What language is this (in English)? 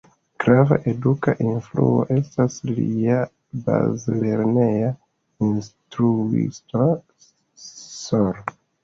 Esperanto